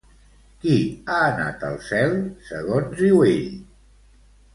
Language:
Catalan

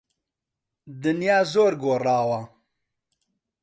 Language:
Central Kurdish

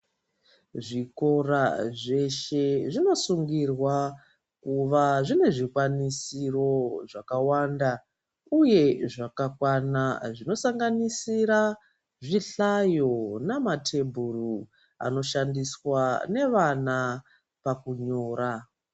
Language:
Ndau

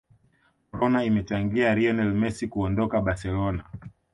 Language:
Swahili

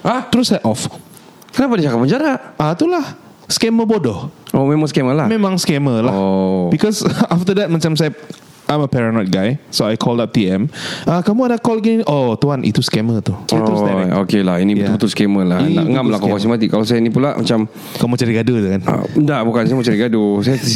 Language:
Malay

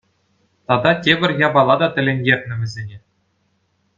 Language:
Chuvash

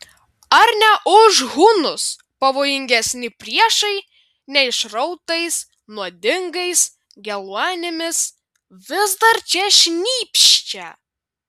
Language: Lithuanian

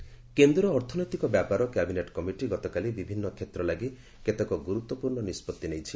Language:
Odia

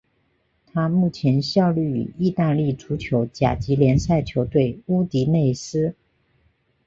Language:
Chinese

